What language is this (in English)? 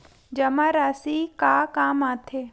Chhattisgarhi